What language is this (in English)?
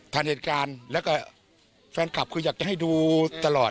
Thai